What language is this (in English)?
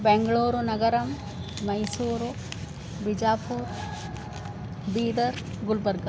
Sanskrit